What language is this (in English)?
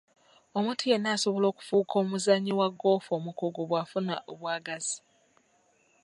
Ganda